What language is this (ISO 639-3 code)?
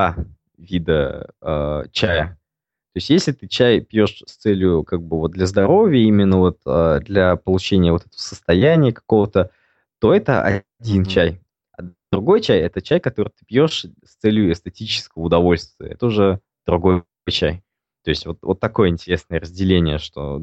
rus